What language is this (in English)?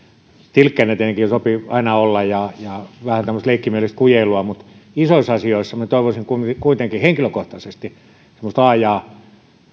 Finnish